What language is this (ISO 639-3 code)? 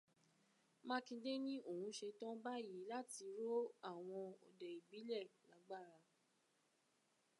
yor